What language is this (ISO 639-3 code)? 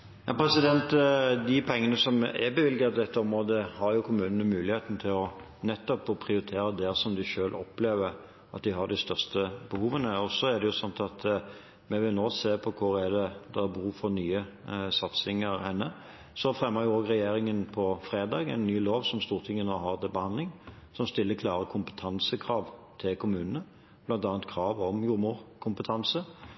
nor